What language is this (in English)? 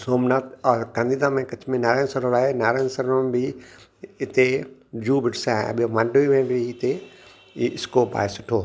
Sindhi